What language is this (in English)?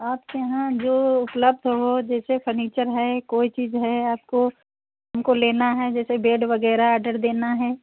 Hindi